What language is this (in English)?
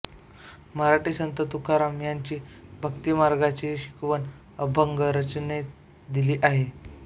Marathi